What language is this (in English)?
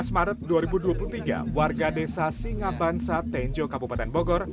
Indonesian